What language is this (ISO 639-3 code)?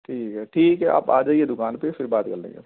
urd